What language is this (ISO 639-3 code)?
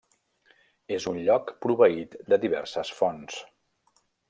cat